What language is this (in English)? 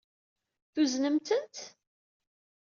Kabyle